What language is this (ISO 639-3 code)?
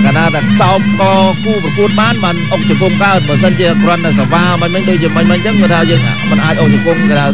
tha